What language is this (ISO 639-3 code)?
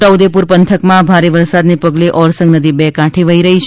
guj